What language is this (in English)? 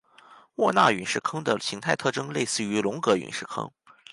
Chinese